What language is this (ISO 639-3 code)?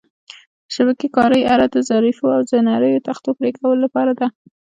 pus